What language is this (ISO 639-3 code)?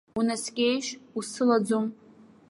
abk